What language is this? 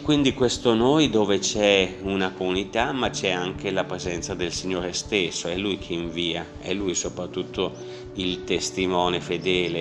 Italian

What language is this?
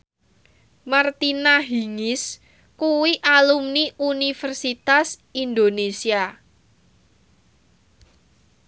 Javanese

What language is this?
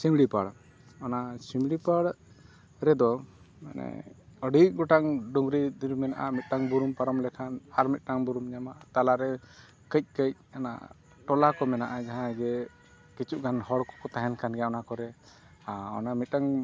Santali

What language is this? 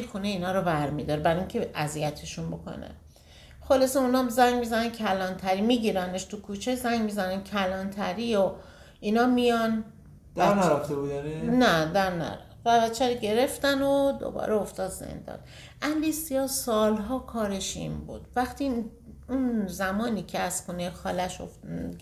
Persian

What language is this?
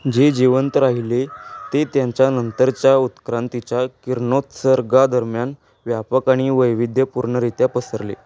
Marathi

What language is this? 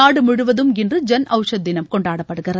Tamil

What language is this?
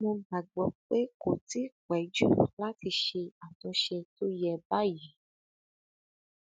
Yoruba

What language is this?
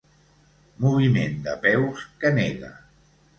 Catalan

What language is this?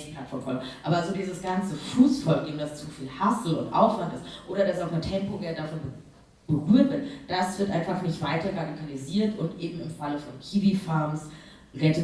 German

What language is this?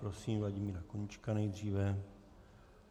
Czech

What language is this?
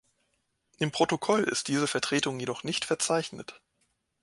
German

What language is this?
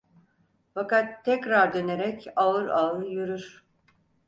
Turkish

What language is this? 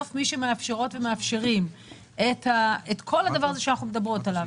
Hebrew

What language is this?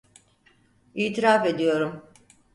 Turkish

